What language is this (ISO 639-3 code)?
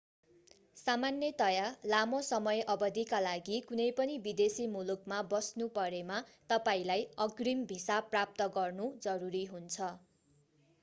nep